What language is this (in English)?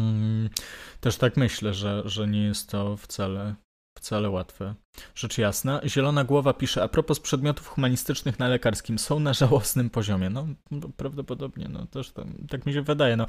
Polish